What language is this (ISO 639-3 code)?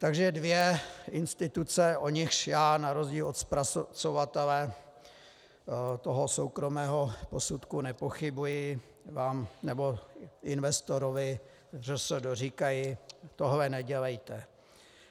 ces